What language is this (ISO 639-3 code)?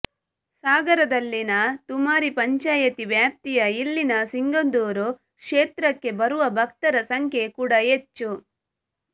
kan